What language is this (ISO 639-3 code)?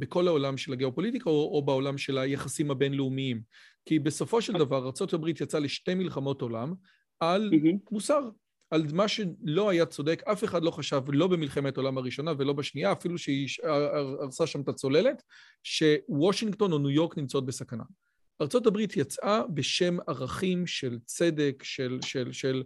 heb